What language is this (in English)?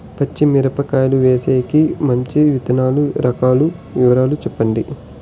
Telugu